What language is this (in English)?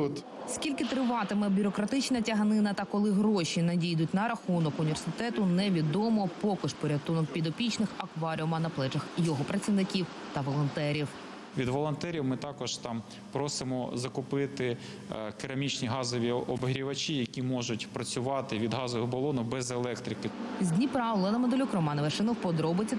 Ukrainian